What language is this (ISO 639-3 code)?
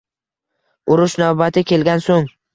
uzb